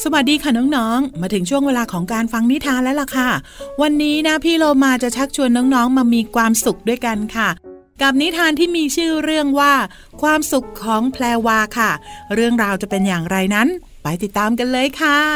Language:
Thai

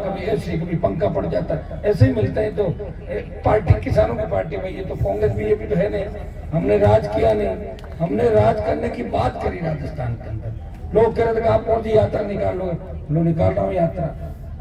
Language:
Hindi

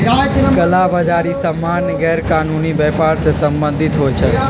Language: Magahi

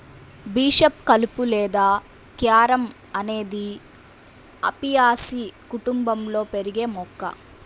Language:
Telugu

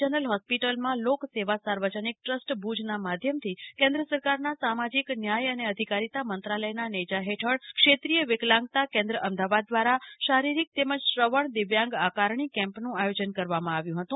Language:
Gujarati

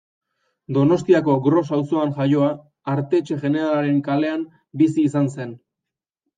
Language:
Basque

